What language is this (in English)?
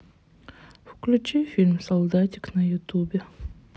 Russian